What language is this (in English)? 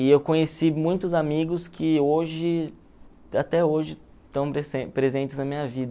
Portuguese